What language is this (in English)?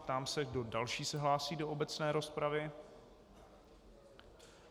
Czech